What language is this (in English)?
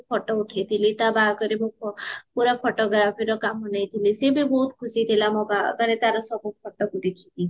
Odia